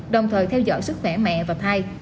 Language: Vietnamese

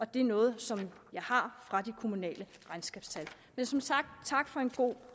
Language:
Danish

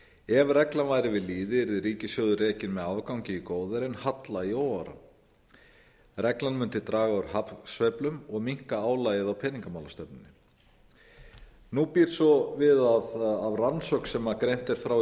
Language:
Icelandic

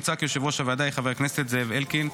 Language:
Hebrew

